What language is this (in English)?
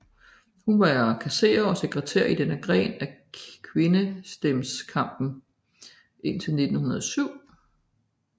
Danish